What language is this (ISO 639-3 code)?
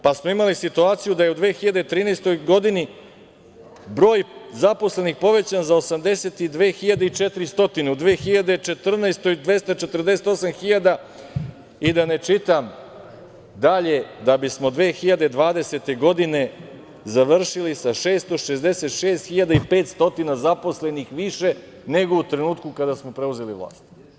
srp